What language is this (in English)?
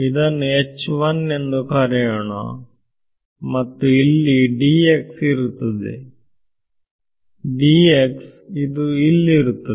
Kannada